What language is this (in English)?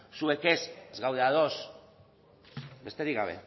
Basque